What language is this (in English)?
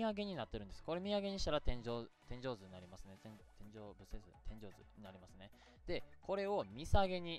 Japanese